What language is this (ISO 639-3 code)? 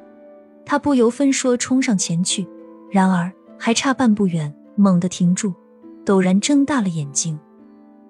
zho